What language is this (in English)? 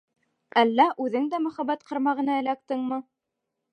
Bashkir